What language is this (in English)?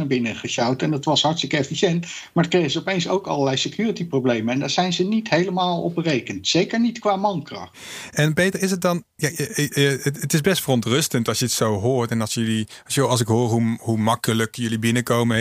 Dutch